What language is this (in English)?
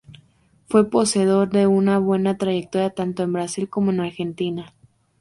Spanish